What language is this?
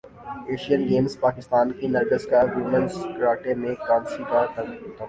Urdu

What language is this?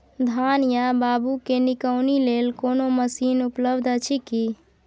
Maithili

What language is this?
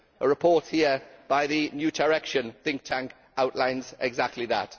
English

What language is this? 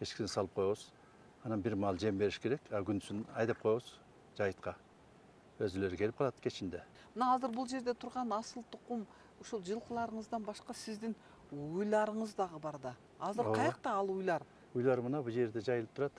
Turkish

